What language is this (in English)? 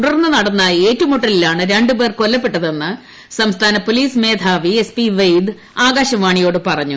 Malayalam